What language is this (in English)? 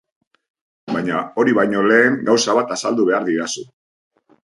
Basque